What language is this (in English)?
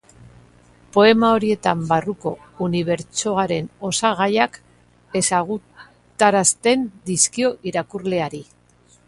Basque